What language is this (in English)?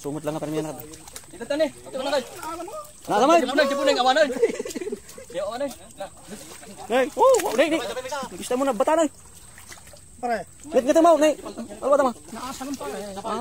Indonesian